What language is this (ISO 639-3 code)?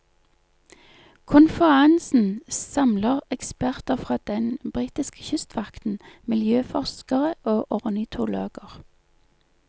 nor